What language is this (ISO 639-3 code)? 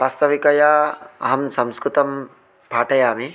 san